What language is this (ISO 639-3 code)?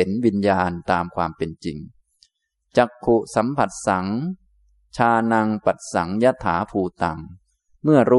tha